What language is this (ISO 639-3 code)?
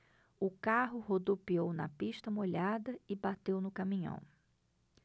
por